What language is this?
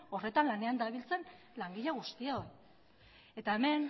Basque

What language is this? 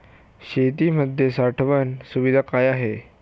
Marathi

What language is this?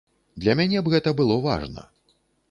Belarusian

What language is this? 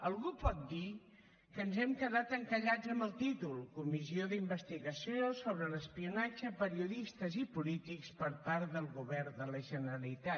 Catalan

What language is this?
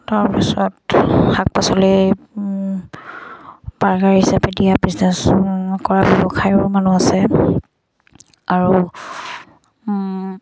Assamese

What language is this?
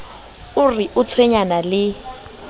Southern Sotho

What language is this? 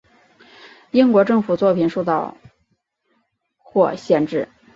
Chinese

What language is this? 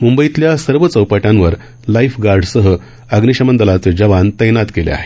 Marathi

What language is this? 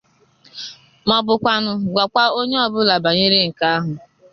Igbo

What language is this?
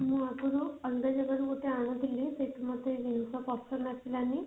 Odia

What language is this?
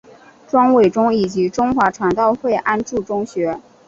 Chinese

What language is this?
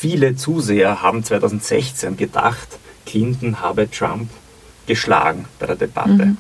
German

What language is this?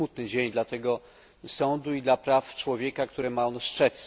Polish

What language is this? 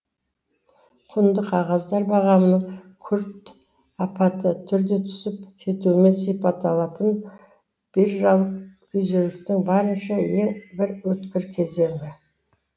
Kazakh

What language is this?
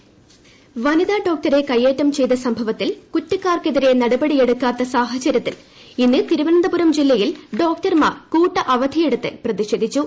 Malayalam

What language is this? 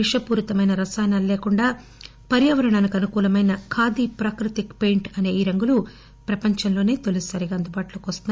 Telugu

